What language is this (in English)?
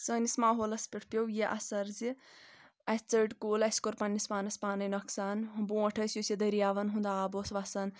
Kashmiri